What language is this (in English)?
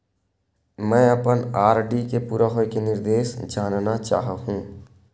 Chhattisgarhi